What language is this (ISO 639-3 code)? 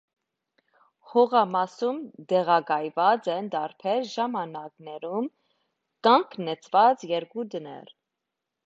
hye